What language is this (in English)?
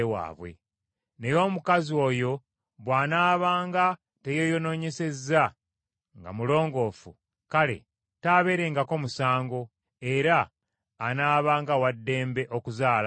Ganda